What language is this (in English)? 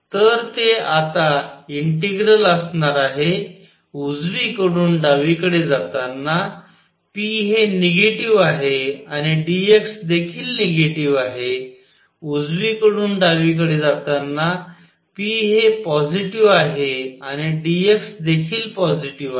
Marathi